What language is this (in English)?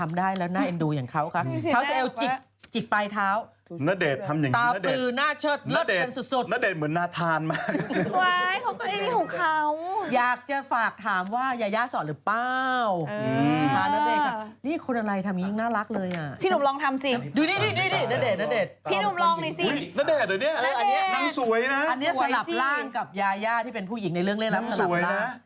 Thai